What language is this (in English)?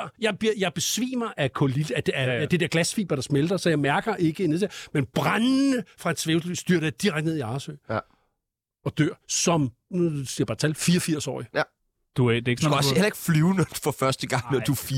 Danish